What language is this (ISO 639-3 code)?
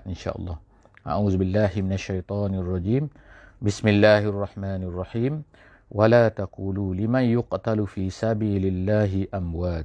msa